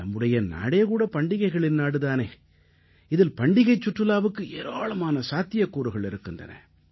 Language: Tamil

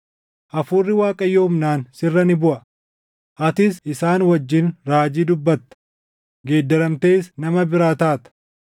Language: Oromo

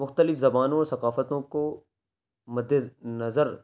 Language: Urdu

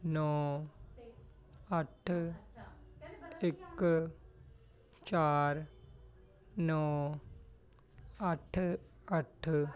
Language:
Punjabi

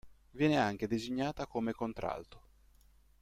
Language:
Italian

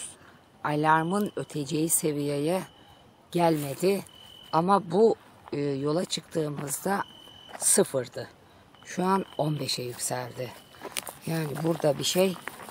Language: Turkish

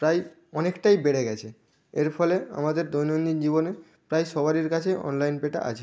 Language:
Bangla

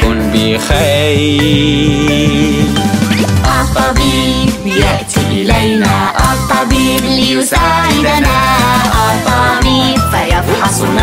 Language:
Arabic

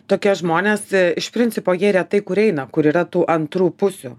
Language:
Lithuanian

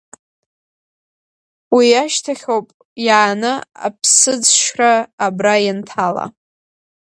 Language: Abkhazian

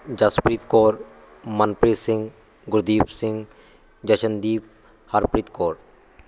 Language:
Punjabi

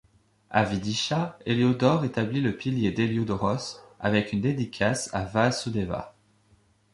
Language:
French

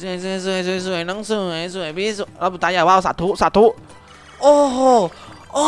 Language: Thai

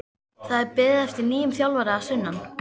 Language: Icelandic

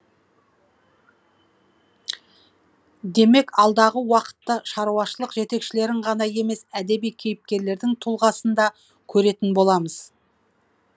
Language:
Kazakh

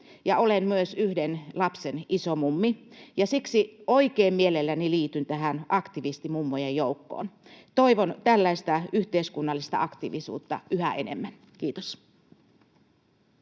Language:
Finnish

